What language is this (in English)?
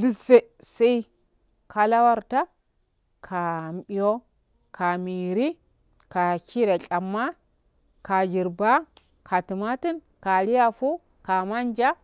Afade